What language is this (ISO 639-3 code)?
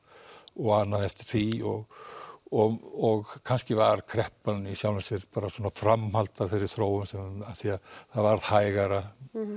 isl